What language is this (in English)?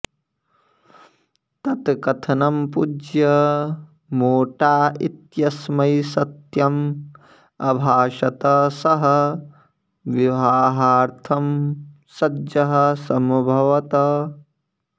Sanskrit